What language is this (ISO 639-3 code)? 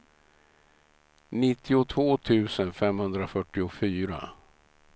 swe